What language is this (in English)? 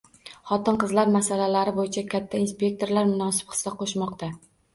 Uzbek